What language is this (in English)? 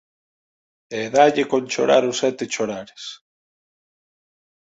Galician